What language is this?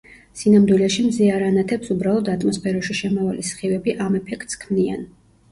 Georgian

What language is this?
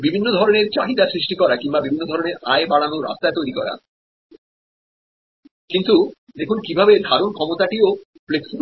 Bangla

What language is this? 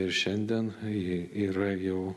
Lithuanian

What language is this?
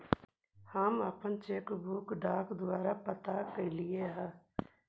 Magahi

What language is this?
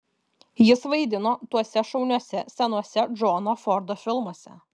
Lithuanian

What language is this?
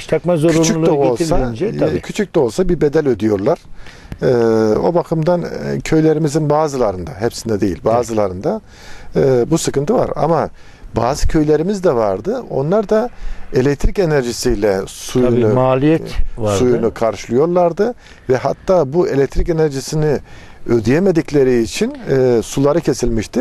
Turkish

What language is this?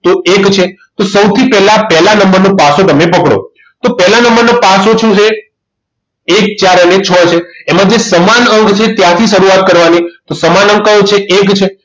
Gujarati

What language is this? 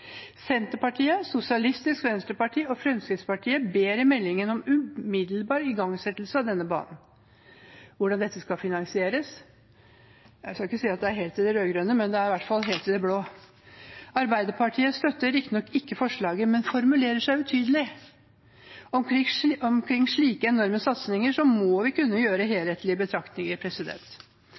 Norwegian Bokmål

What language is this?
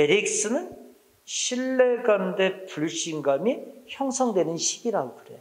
Korean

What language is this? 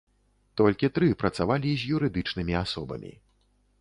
Belarusian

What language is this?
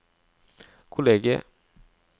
Norwegian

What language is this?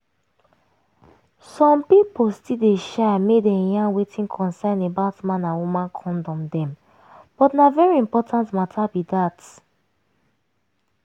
Nigerian Pidgin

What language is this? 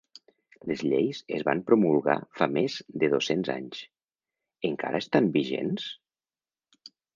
Catalan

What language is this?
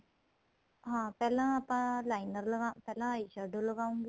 Punjabi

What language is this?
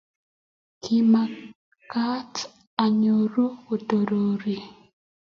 Kalenjin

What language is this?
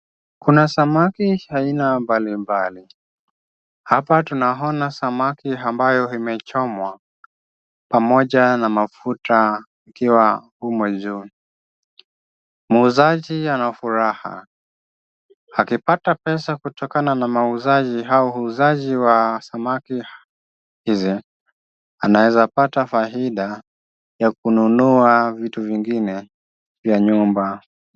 Swahili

